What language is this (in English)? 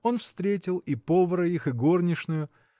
Russian